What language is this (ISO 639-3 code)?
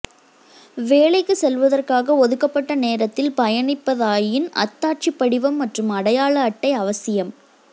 tam